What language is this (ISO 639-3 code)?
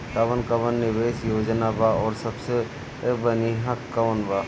bho